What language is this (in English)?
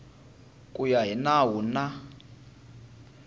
Tsonga